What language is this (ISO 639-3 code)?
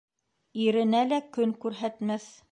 bak